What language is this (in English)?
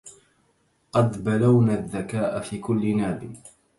Arabic